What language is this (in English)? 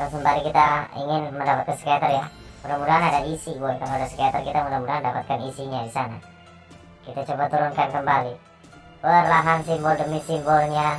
Indonesian